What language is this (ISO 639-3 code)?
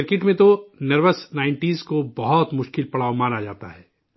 urd